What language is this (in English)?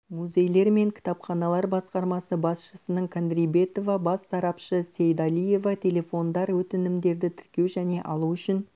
Kazakh